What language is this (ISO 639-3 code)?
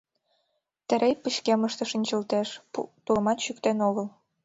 chm